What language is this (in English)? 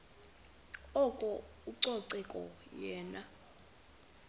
Xhosa